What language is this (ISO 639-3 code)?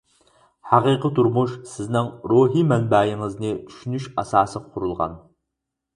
uig